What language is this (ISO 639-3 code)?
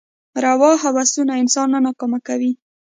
pus